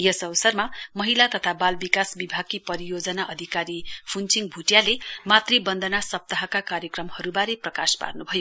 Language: Nepali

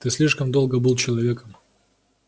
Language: Russian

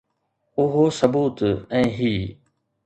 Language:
Sindhi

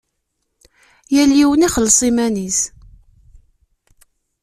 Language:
Kabyle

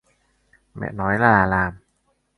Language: Vietnamese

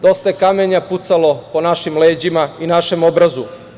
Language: Serbian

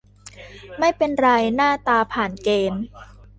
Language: Thai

